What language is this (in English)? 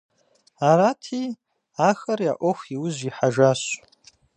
Kabardian